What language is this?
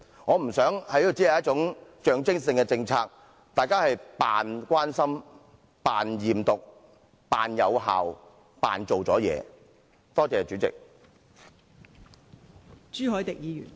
Cantonese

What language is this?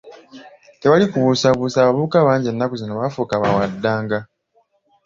Ganda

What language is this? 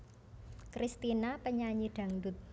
Javanese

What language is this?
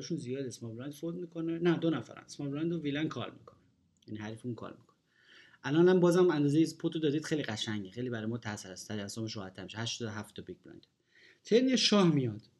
Persian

